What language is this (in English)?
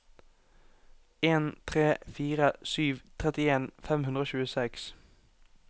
Norwegian